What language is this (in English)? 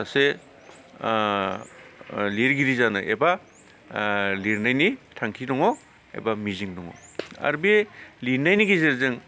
Bodo